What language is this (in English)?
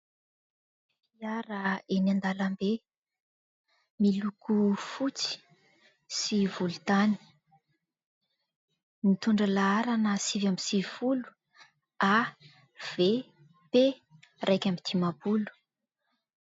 Malagasy